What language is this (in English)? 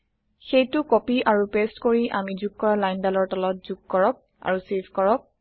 Assamese